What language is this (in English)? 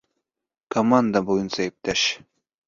Bashkir